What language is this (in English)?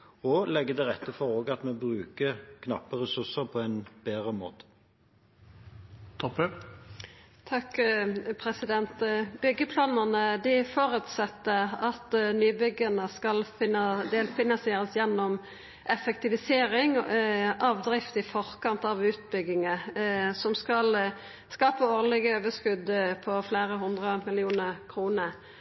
Norwegian